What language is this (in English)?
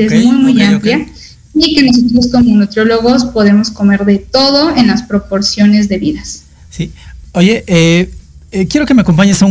Spanish